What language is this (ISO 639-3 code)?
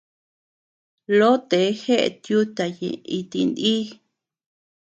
cux